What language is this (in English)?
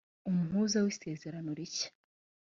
Kinyarwanda